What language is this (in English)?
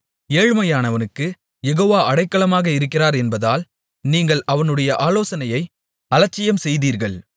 Tamil